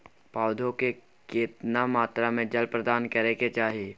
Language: Maithili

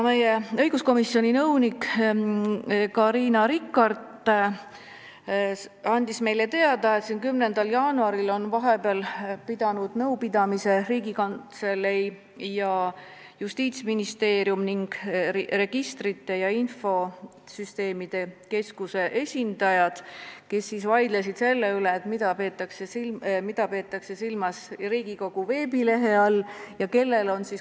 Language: Estonian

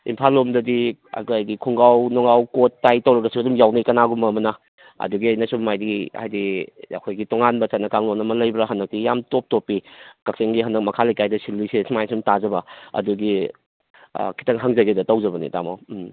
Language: Manipuri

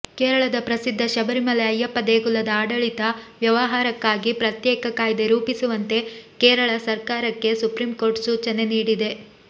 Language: Kannada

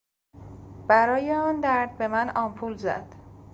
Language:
Persian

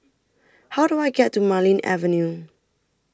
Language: English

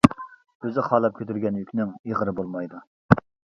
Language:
Uyghur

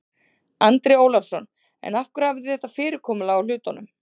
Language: Icelandic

